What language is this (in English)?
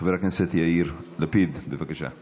Hebrew